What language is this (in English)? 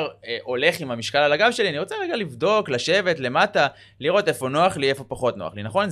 Hebrew